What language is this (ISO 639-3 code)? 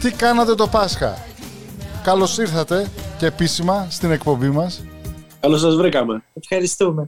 ell